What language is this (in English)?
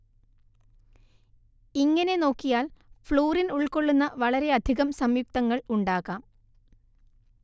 Malayalam